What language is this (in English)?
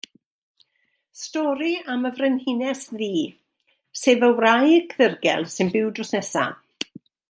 Welsh